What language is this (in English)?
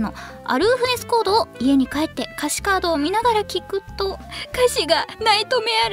Japanese